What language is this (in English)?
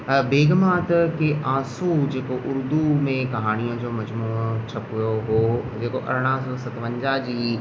Sindhi